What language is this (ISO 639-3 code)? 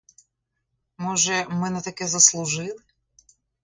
ukr